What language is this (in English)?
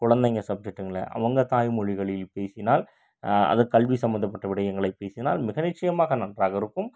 Tamil